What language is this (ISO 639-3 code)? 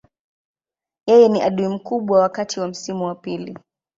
swa